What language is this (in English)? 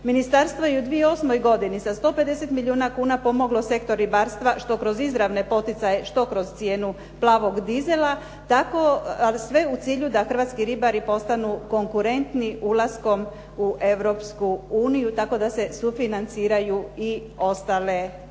Croatian